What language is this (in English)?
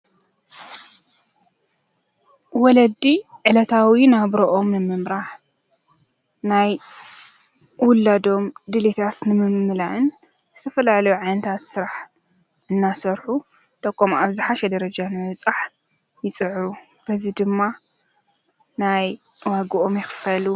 Tigrinya